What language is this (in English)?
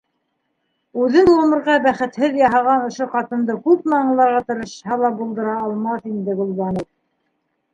Bashkir